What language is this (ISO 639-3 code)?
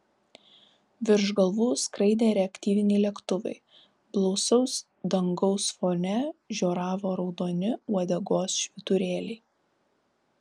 lit